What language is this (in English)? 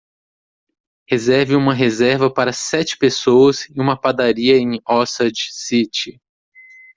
Portuguese